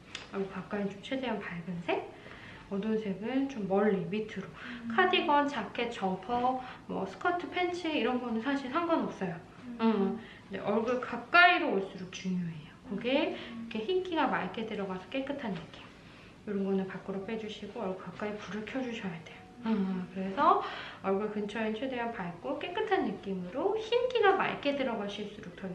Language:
Korean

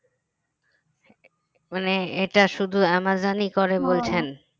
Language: Bangla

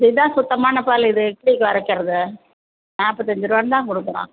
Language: Tamil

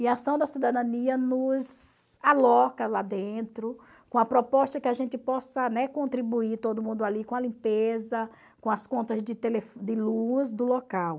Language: Portuguese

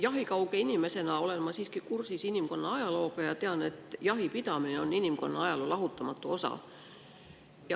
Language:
Estonian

